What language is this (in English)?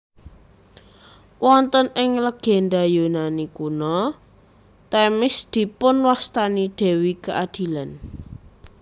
Javanese